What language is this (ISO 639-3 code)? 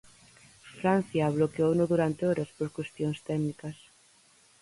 glg